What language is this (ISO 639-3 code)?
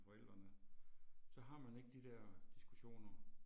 dan